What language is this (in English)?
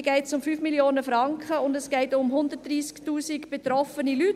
Swiss German